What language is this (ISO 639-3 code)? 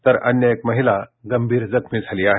mar